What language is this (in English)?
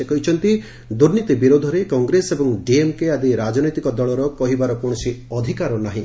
Odia